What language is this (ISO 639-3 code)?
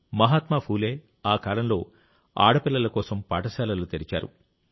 tel